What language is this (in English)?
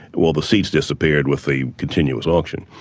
English